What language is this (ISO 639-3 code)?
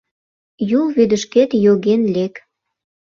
chm